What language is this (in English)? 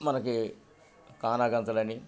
Telugu